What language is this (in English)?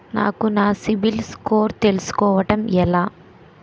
Telugu